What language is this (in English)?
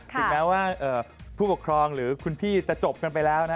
Thai